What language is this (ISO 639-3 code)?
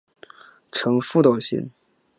zho